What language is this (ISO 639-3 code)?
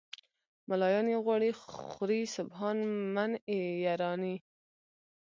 pus